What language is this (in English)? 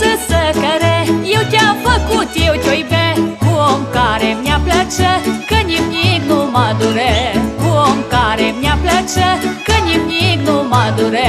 Romanian